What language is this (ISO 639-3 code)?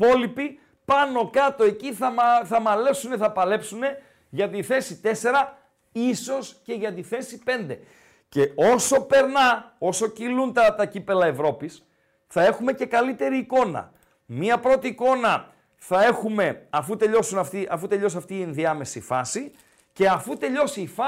ell